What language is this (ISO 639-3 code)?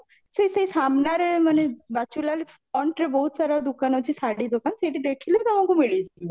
ori